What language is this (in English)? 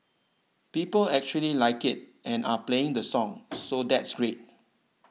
English